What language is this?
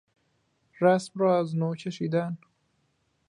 Persian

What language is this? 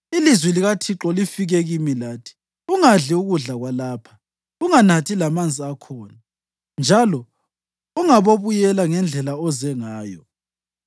North Ndebele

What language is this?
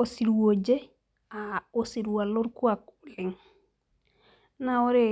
Masai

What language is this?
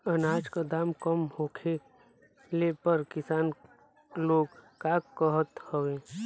Bhojpuri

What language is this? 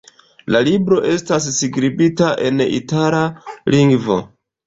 Esperanto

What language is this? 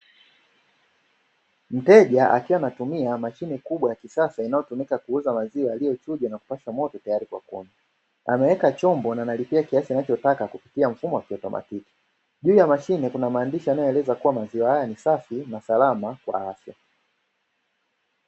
Swahili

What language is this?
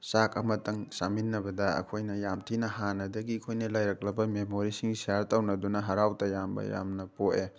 Manipuri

